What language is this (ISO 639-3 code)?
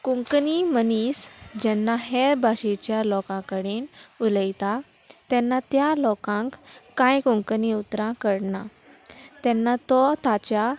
kok